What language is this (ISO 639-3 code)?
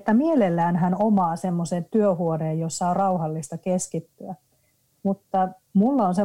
fin